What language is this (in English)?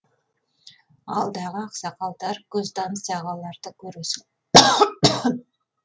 Kazakh